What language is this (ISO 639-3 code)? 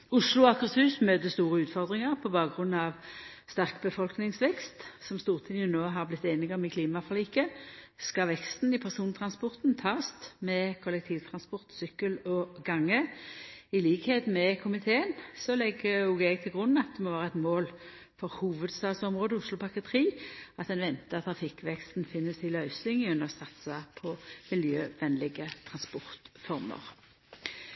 nno